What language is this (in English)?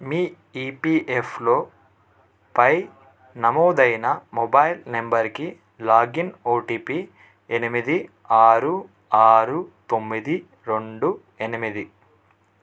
Telugu